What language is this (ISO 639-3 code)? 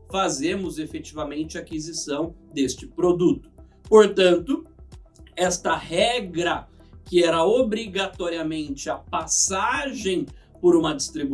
por